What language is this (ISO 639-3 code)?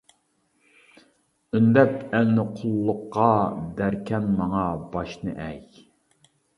uig